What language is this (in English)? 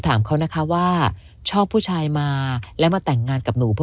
Thai